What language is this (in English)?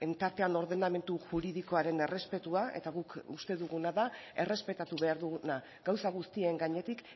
Basque